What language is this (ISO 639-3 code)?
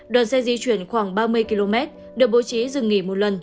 vie